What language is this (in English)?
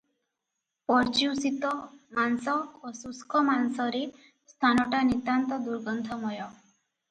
Odia